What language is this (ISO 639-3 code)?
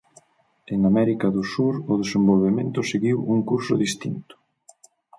glg